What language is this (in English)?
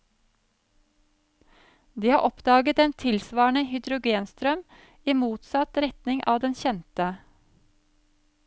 Norwegian